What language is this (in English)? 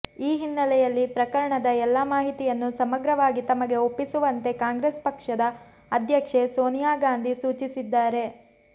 Kannada